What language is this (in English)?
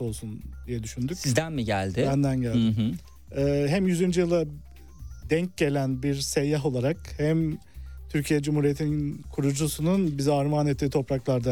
Turkish